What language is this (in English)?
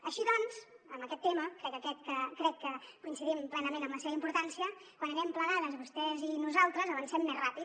Catalan